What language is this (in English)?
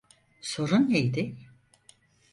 Turkish